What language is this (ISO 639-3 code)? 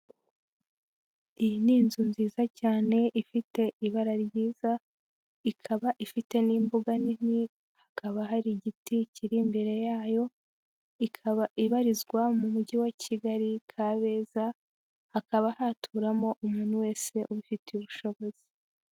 kin